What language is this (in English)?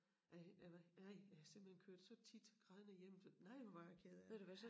Danish